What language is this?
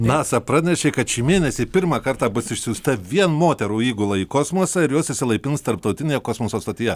Lithuanian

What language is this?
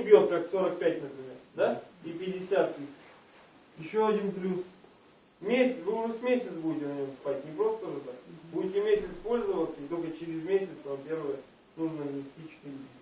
Russian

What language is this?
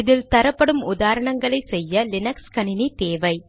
Tamil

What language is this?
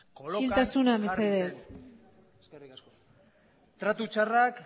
Basque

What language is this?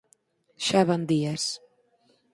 Galician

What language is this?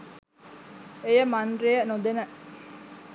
Sinhala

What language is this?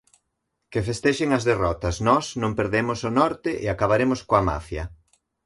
Galician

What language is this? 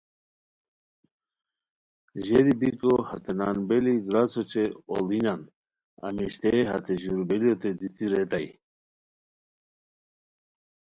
Khowar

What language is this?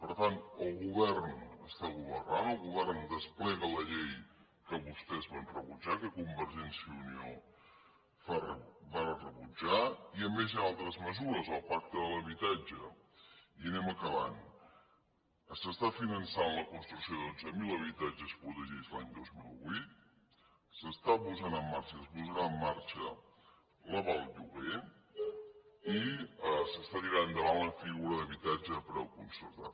Catalan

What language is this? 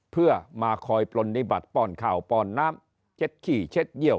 Thai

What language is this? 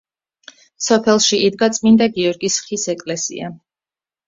Georgian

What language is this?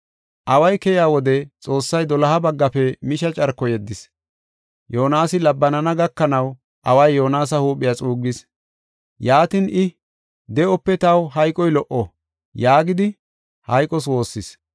Gofa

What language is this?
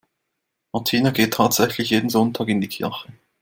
German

